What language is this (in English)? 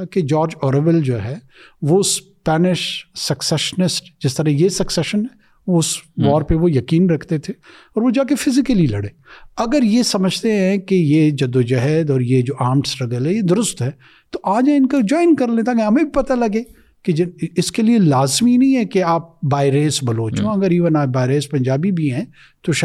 Urdu